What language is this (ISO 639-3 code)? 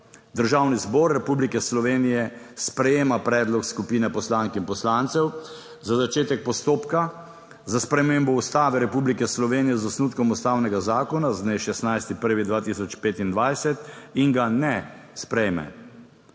slv